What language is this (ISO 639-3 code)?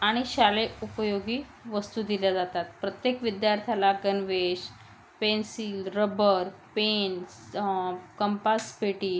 mar